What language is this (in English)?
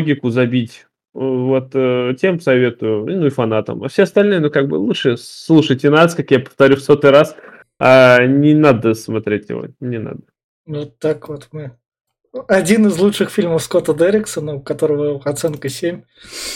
Russian